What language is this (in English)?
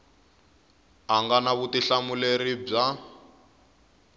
Tsonga